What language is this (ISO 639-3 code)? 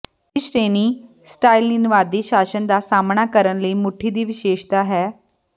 pan